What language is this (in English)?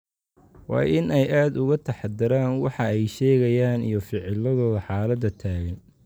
Somali